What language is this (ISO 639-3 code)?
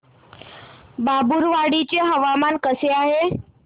mar